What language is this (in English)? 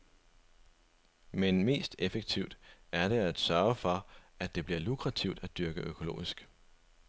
Danish